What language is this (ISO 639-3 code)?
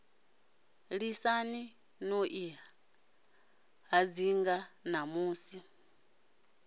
ven